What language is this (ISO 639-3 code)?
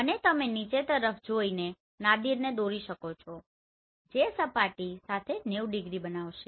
guj